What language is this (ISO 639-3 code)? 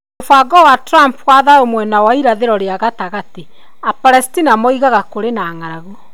kik